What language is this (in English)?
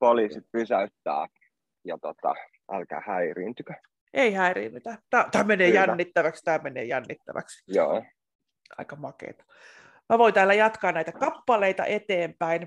Finnish